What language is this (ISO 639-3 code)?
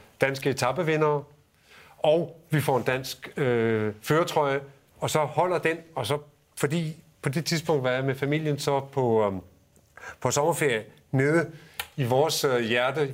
dan